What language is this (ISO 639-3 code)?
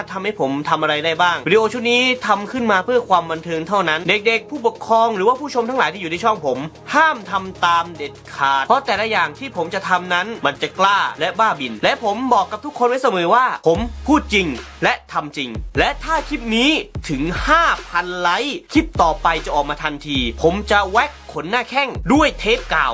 tha